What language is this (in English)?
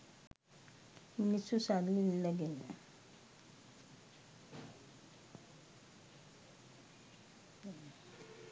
Sinhala